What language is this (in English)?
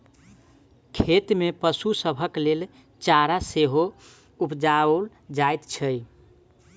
Maithili